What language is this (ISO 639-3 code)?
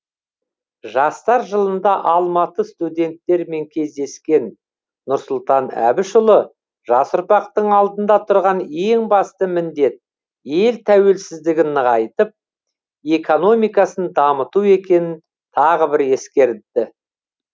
kaz